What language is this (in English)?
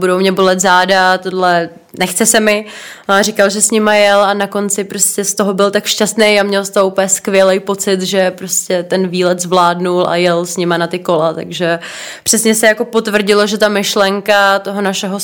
Czech